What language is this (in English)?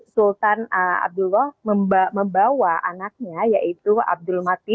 Indonesian